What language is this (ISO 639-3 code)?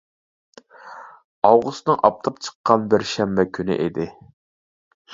uig